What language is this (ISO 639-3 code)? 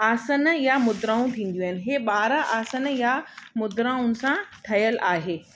snd